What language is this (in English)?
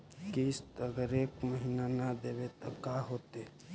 Magahi